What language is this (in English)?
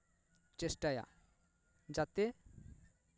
Santali